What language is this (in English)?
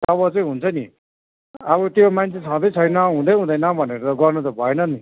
Nepali